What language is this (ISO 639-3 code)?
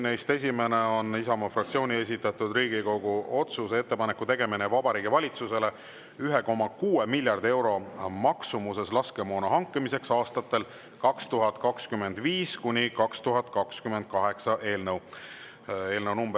est